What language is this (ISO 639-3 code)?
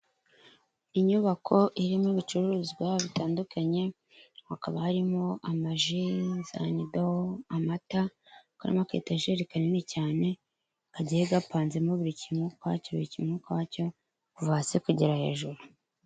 kin